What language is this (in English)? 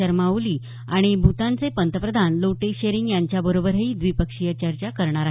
Marathi